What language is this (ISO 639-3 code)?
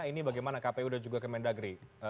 ind